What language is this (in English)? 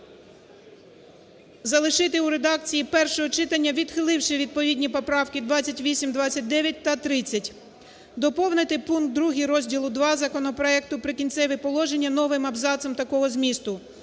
Ukrainian